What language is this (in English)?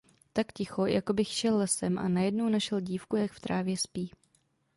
Czech